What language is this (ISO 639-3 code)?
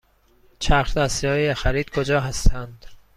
fas